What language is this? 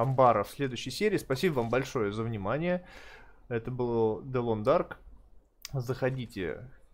Russian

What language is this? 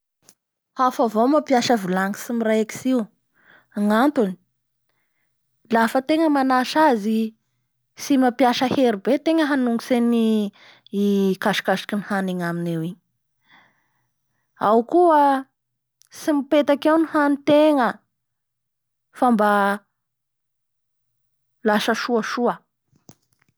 Bara Malagasy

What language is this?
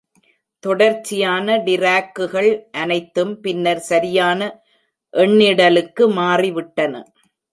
Tamil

